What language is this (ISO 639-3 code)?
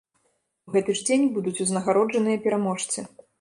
bel